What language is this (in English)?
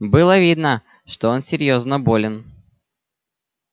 Russian